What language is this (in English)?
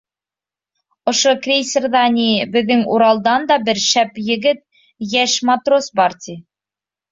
Bashkir